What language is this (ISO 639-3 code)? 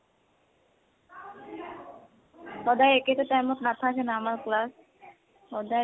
asm